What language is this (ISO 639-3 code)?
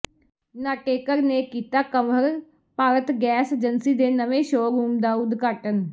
pan